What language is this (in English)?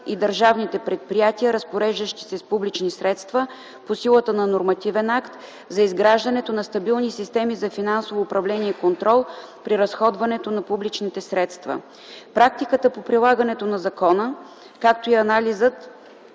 Bulgarian